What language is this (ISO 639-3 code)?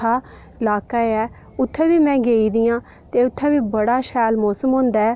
doi